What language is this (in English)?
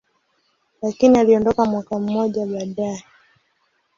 Swahili